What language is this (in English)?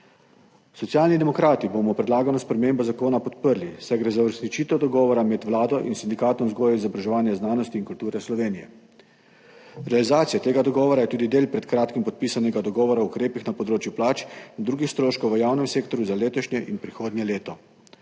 Slovenian